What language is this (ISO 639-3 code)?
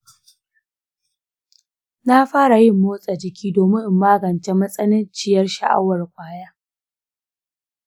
hau